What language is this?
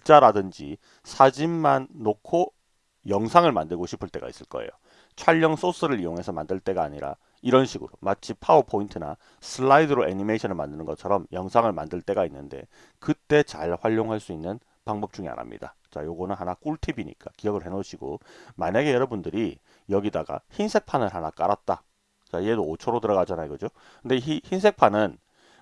Korean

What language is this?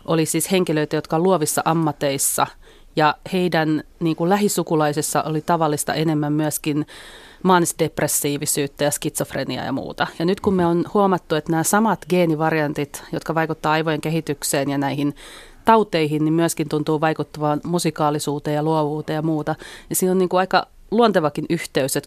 Finnish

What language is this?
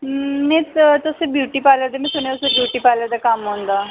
Dogri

